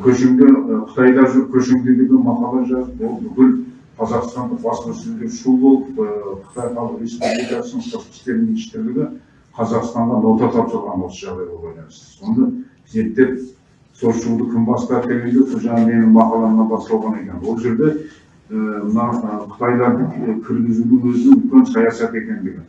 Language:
Turkish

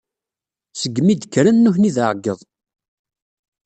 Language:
Kabyle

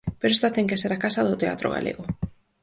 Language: Galician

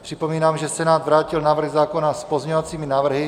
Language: Czech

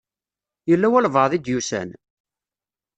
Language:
Kabyle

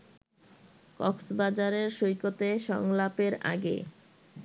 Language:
Bangla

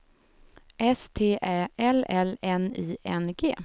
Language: Swedish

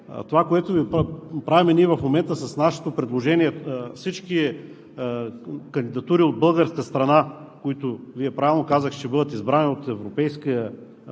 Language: Bulgarian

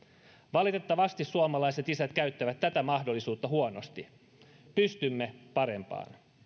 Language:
Finnish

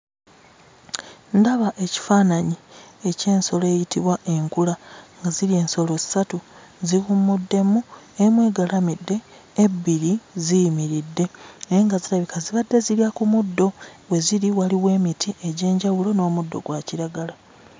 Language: Ganda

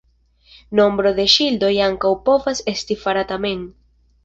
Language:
Esperanto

